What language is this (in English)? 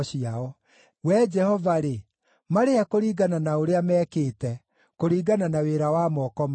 Kikuyu